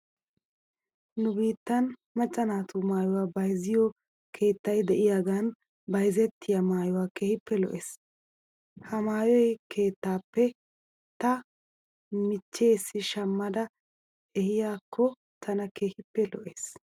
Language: Wolaytta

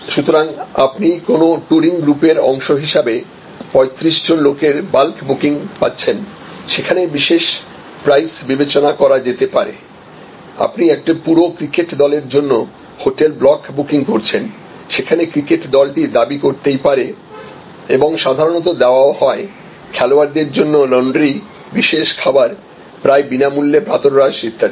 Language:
Bangla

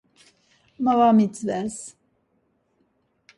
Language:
Laz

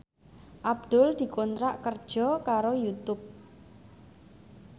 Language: Javanese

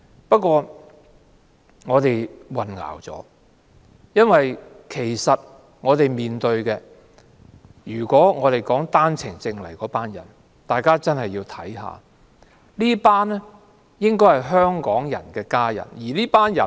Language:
Cantonese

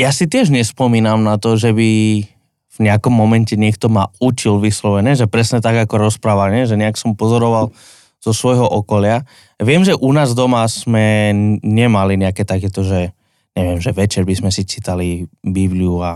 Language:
Slovak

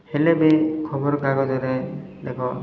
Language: Odia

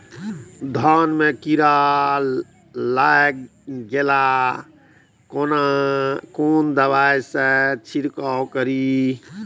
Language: Maithili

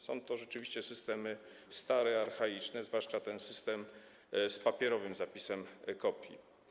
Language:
Polish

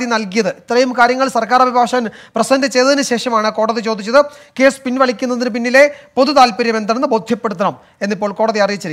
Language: Arabic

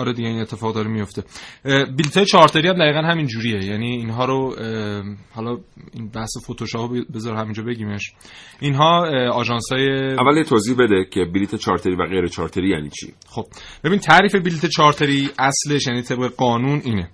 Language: Persian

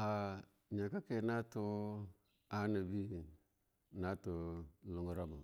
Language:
Longuda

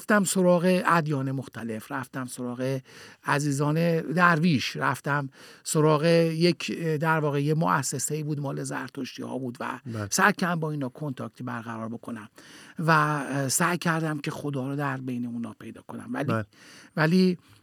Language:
Persian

